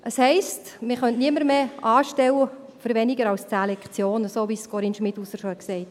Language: Swiss German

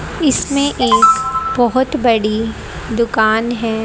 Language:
Hindi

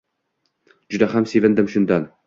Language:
Uzbek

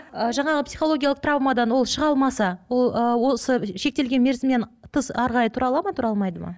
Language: Kazakh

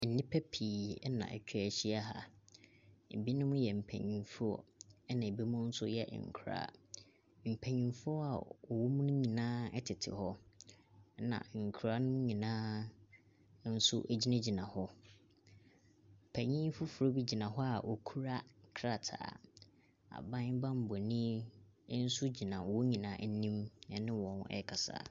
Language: Akan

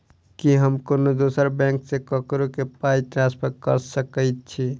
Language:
Maithili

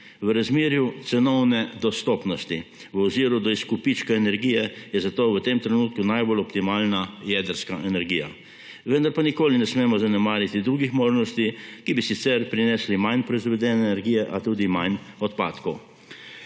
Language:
Slovenian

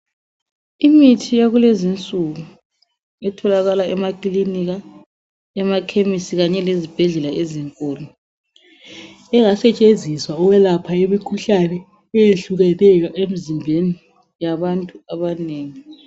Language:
North Ndebele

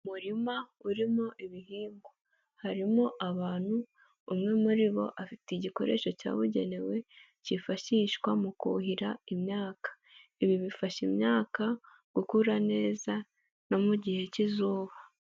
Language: Kinyarwanda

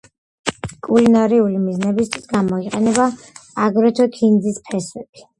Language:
Georgian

